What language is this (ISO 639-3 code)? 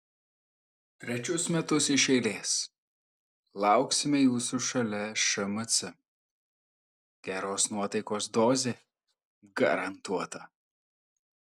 lit